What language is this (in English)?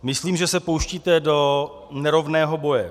Czech